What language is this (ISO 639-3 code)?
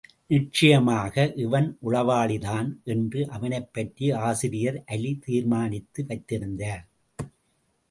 tam